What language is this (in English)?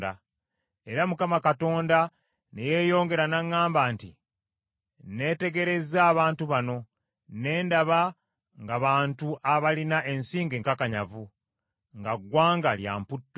Ganda